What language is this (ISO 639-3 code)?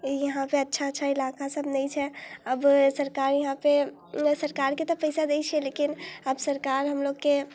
mai